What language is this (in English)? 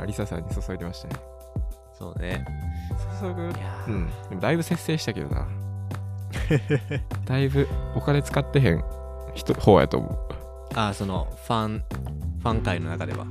Japanese